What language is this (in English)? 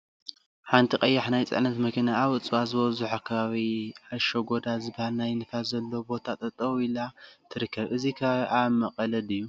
Tigrinya